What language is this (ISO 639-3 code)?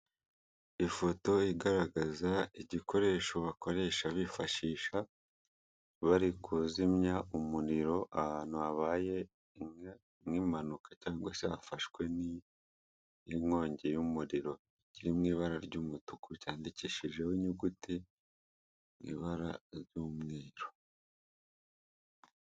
kin